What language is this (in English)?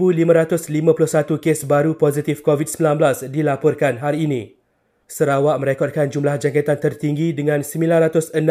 Malay